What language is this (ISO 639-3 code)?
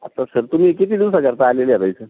mar